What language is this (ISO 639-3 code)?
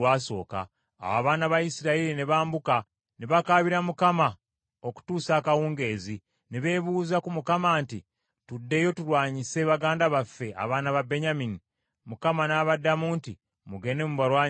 lug